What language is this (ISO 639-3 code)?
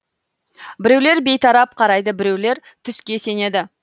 kaz